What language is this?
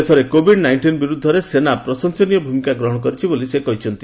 Odia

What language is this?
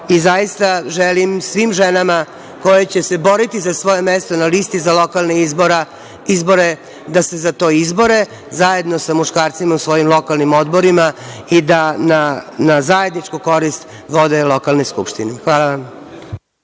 Serbian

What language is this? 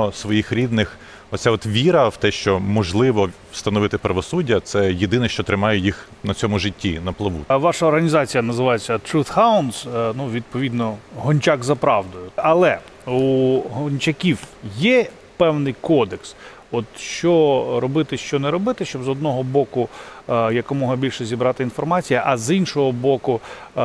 Ukrainian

